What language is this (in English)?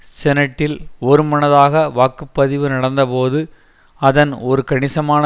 Tamil